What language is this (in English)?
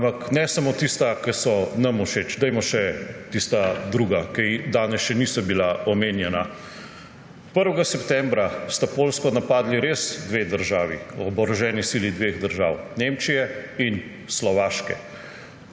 Slovenian